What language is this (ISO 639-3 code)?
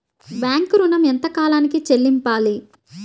tel